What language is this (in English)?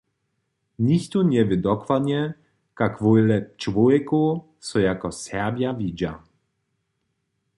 Upper Sorbian